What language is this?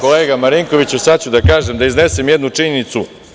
Serbian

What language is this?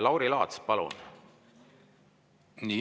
Estonian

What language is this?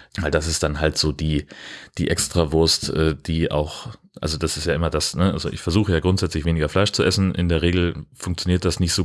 German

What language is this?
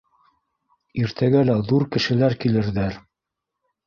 Bashkir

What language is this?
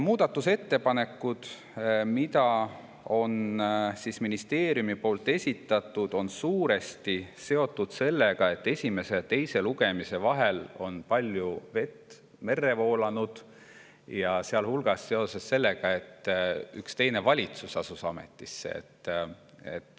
Estonian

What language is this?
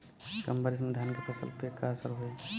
Bhojpuri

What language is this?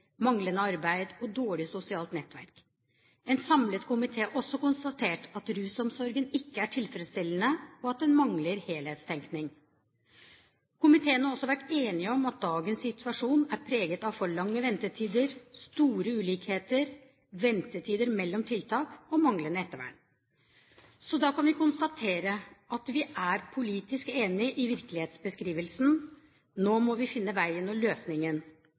Norwegian Bokmål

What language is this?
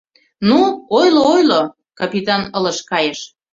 Mari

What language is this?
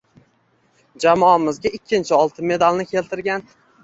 Uzbek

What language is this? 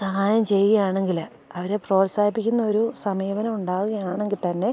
Malayalam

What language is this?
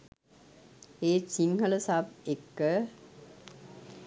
Sinhala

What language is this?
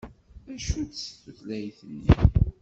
Kabyle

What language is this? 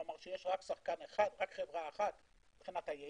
Hebrew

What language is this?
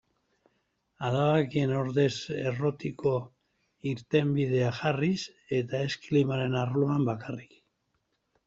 Basque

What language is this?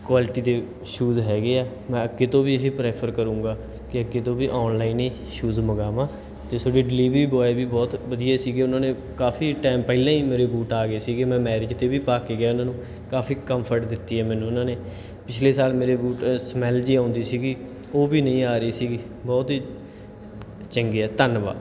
Punjabi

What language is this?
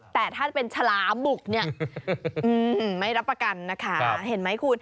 Thai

